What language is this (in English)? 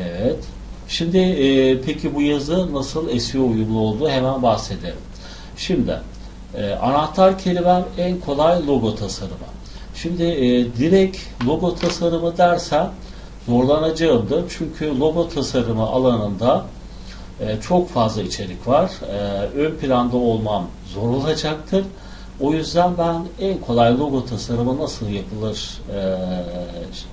Turkish